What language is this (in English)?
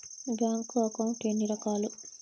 Telugu